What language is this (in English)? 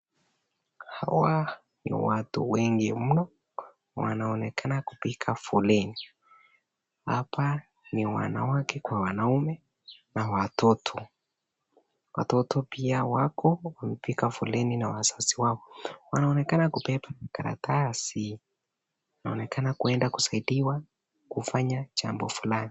Swahili